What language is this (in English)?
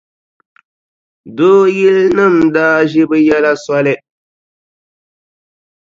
Dagbani